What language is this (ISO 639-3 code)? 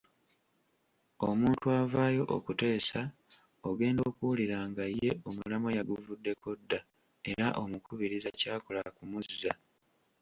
lug